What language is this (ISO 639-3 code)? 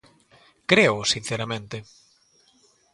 glg